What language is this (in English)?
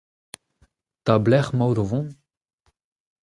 Breton